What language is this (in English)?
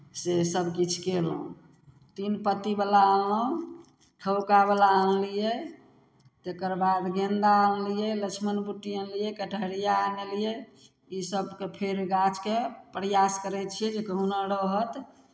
Maithili